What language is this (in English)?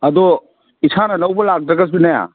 Manipuri